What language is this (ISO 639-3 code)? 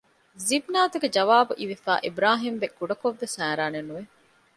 div